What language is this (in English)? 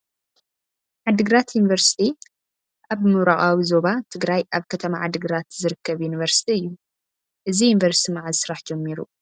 Tigrinya